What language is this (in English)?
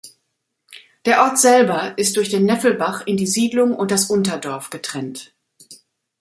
German